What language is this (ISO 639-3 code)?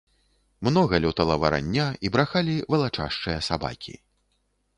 bel